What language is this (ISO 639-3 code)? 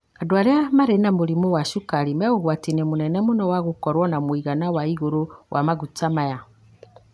kik